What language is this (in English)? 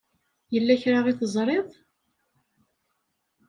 Kabyle